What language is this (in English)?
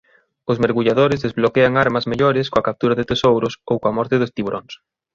Galician